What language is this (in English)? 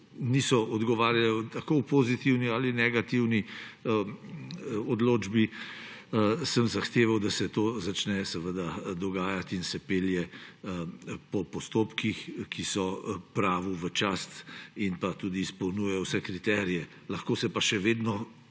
Slovenian